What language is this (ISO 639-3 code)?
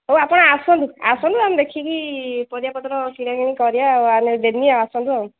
ori